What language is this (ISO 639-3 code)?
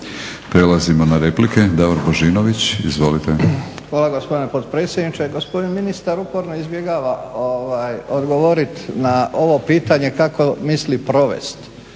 hrv